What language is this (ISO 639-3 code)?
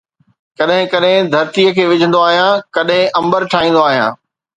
snd